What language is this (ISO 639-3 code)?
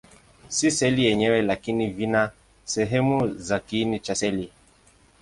swa